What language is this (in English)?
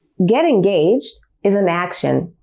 English